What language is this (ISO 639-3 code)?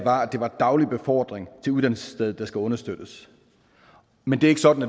dan